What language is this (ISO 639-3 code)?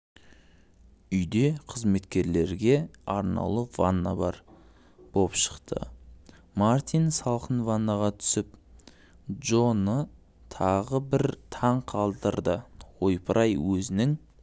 kaz